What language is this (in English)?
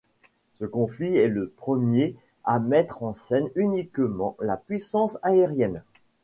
French